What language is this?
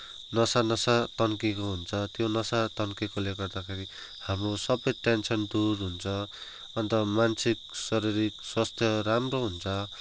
Nepali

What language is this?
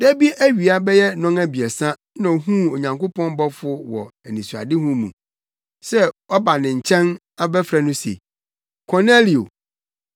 Akan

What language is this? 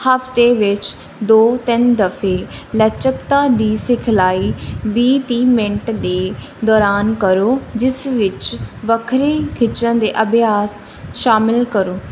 Punjabi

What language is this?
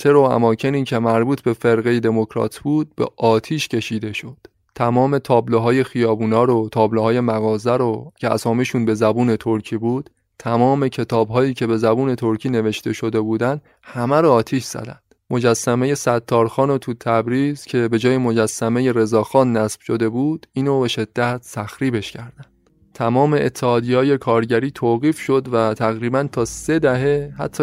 Persian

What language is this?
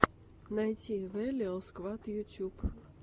Russian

